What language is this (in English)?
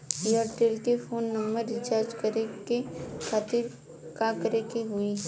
Bhojpuri